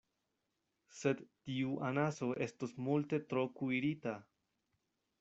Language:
Esperanto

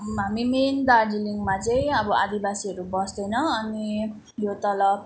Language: Nepali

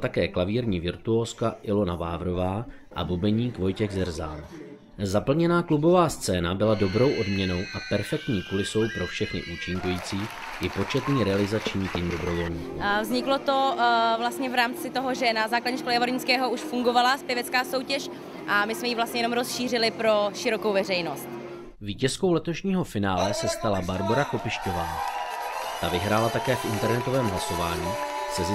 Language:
Czech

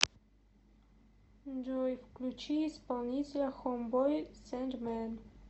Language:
Russian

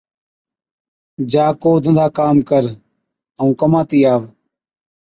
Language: Od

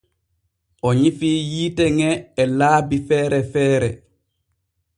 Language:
Borgu Fulfulde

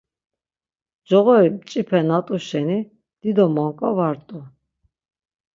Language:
Laz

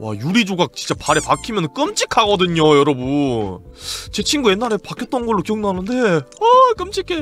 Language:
Korean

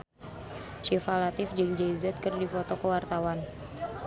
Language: Sundanese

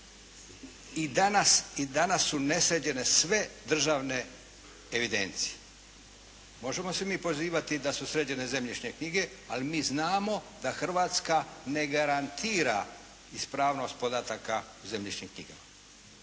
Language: Croatian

